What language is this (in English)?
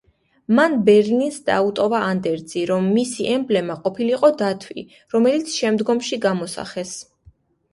Georgian